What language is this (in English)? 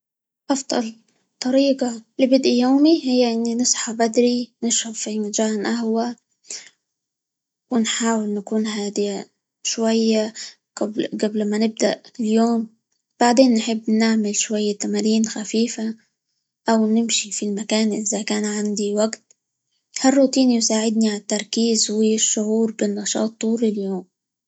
Libyan Arabic